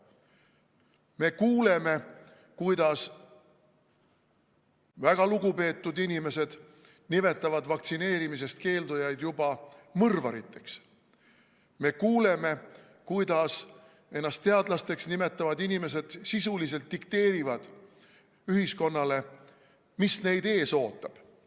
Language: Estonian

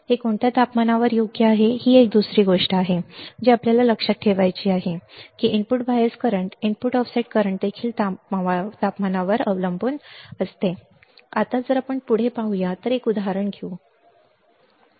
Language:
Marathi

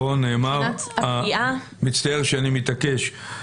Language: Hebrew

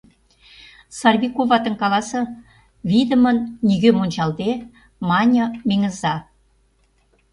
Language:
Mari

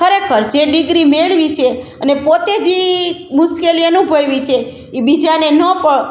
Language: Gujarati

